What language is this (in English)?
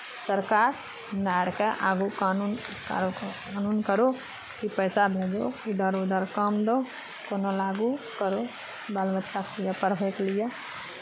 Maithili